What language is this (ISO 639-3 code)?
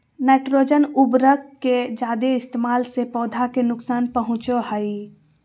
mag